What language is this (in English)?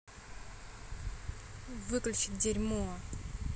Russian